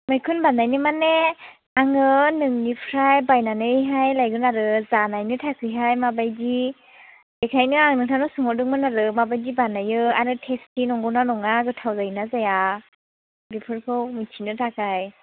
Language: Bodo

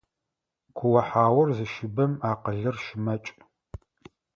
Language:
Adyghe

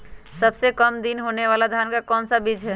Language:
Magahi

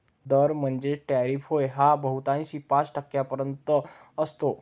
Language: Marathi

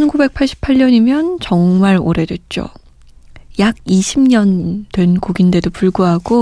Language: Korean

